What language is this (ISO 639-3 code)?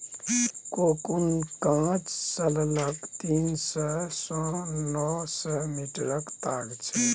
mai